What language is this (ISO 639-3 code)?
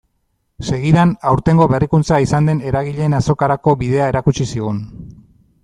eus